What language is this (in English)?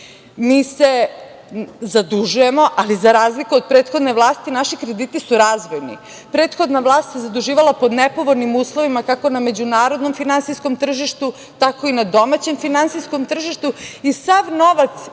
Serbian